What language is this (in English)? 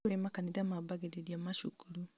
Kikuyu